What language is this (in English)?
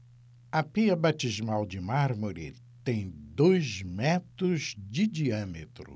Portuguese